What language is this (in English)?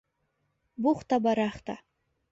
Bashkir